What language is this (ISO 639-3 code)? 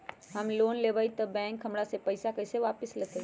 mag